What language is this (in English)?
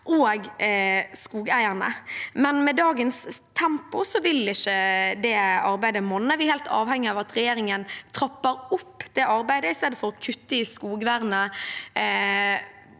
Norwegian